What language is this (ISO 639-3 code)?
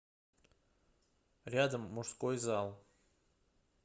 rus